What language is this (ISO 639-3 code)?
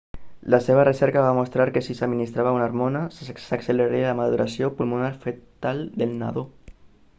cat